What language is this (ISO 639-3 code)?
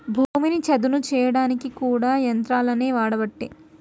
tel